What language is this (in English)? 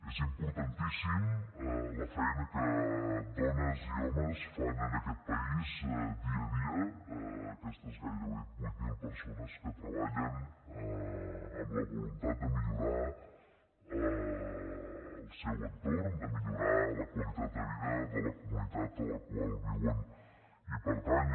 Catalan